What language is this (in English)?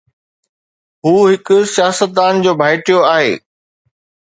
Sindhi